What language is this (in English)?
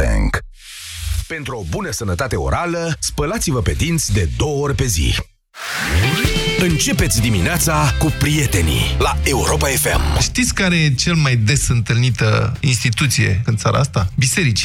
Romanian